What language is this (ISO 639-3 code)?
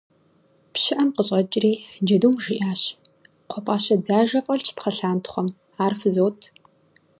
kbd